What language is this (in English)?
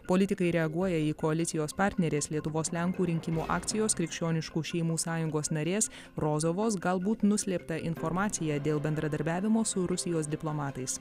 Lithuanian